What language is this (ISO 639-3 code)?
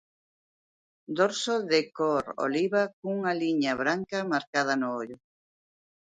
glg